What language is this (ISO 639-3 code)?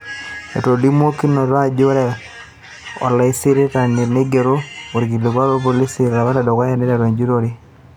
mas